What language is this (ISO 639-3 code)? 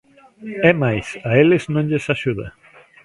glg